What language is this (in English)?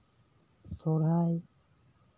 Santali